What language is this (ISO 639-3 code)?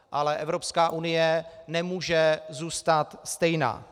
ces